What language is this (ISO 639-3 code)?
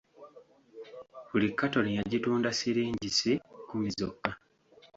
lug